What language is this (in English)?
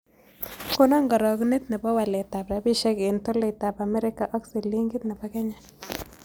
Kalenjin